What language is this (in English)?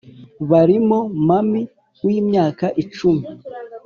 Kinyarwanda